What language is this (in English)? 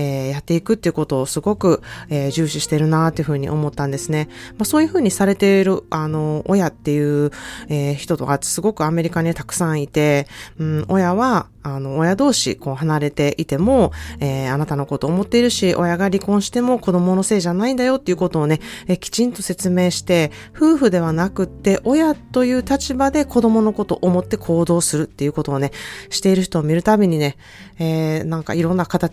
Japanese